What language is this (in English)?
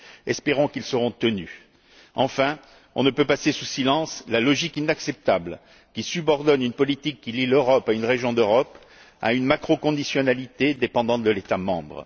French